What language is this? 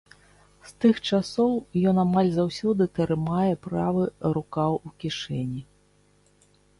Belarusian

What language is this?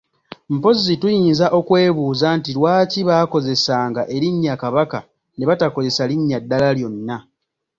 Ganda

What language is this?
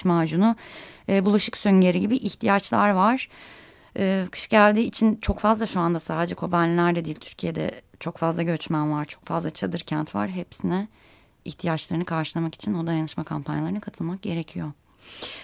Turkish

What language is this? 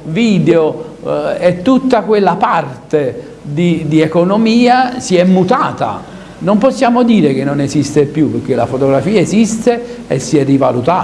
Italian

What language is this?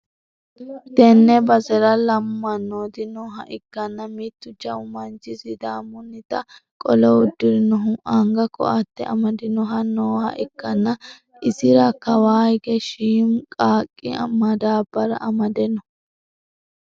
Sidamo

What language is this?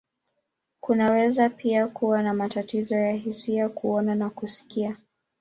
Swahili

